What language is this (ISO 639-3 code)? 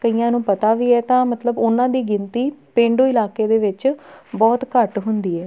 pan